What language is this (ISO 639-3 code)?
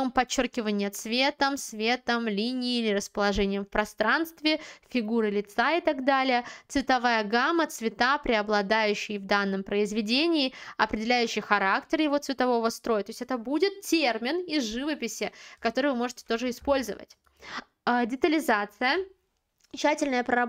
rus